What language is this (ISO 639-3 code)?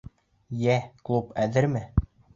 bak